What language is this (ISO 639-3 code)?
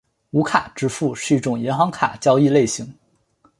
zho